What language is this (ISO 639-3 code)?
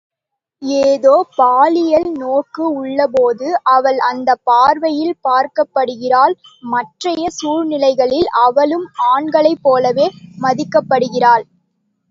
tam